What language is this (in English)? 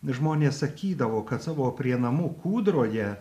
Lithuanian